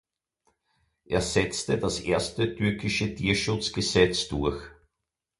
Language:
German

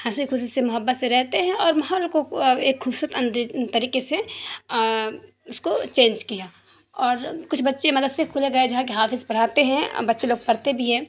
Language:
Urdu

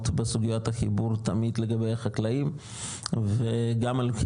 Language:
Hebrew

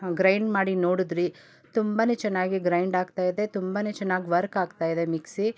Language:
Kannada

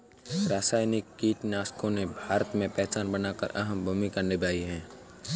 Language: Hindi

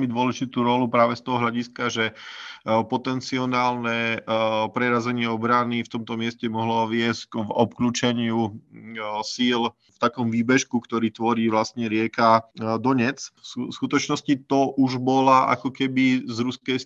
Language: Slovak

